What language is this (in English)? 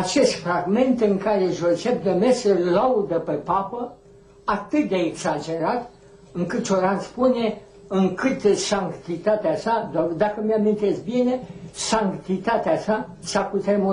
Romanian